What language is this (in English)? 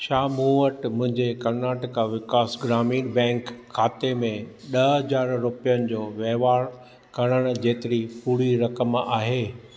Sindhi